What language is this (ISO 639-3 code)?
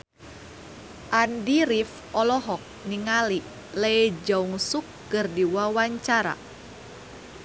sun